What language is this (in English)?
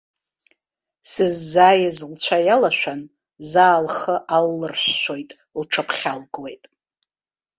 Abkhazian